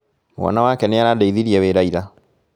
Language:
Kikuyu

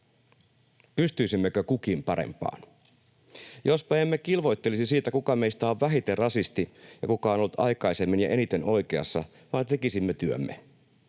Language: Finnish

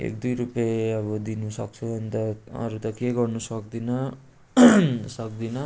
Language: Nepali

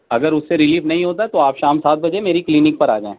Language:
Urdu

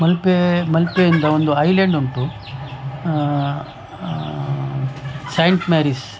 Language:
Kannada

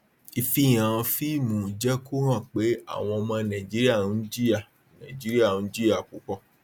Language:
Yoruba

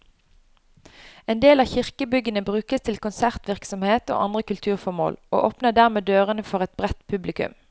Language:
Norwegian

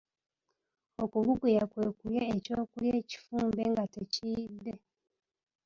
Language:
Ganda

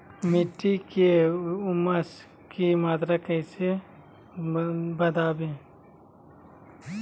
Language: Magahi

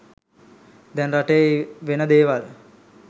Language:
Sinhala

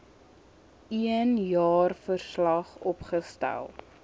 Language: Afrikaans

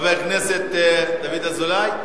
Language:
Hebrew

